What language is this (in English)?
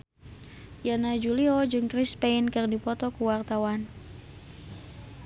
Sundanese